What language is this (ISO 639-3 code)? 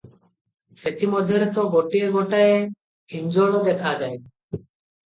ori